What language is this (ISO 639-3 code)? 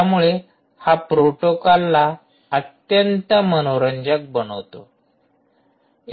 mar